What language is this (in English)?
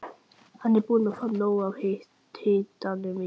Icelandic